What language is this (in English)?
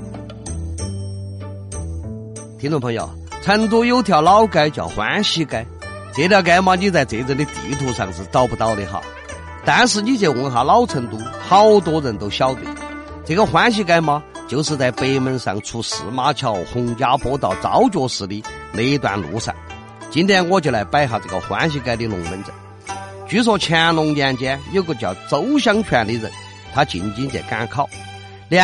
Chinese